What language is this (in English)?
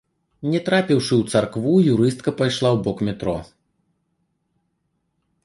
Belarusian